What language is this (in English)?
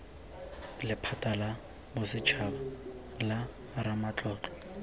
Tswana